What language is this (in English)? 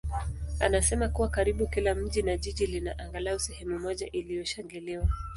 Swahili